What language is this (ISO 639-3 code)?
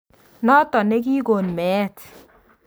kln